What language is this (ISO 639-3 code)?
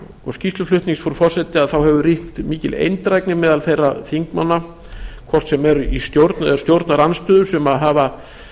isl